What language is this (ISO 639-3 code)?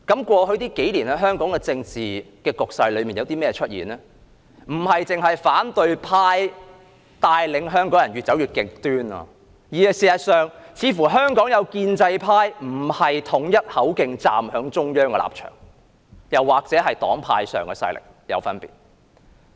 yue